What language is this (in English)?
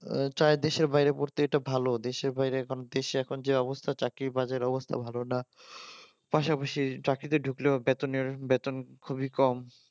Bangla